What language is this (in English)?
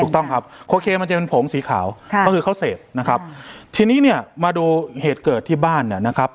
Thai